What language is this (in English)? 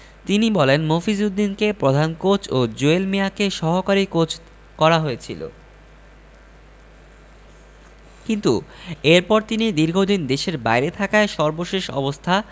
Bangla